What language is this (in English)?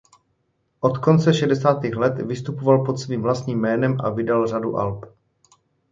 Czech